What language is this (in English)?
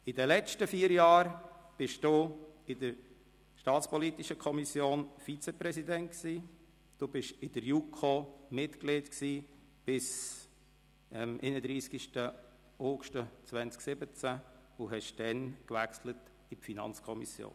Swiss German